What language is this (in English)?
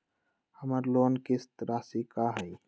Magahi